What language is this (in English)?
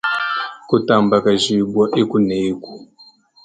Luba-Lulua